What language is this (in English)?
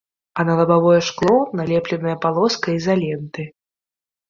Belarusian